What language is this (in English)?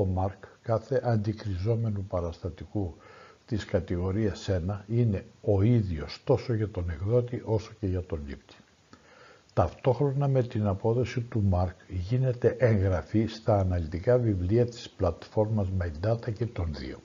Greek